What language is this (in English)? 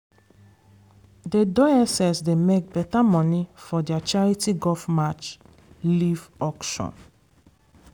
Nigerian Pidgin